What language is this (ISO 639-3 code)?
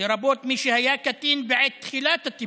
heb